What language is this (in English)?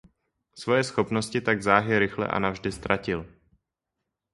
Czech